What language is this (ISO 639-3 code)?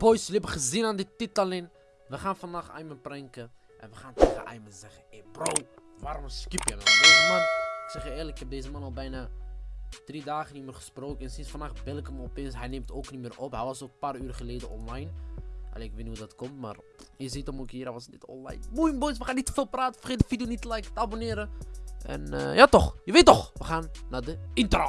nld